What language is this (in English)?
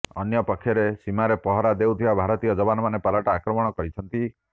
Odia